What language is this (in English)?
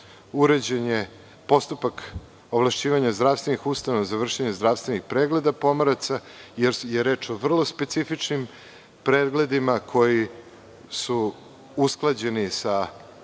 Serbian